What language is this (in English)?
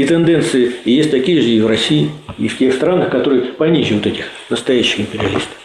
Russian